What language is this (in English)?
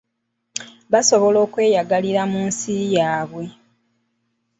Ganda